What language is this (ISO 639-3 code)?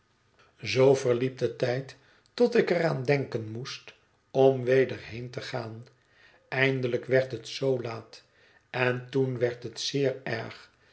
nld